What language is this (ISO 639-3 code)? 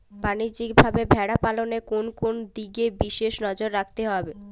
ben